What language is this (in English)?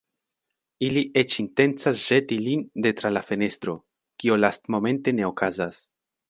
Esperanto